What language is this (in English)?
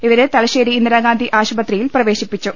Malayalam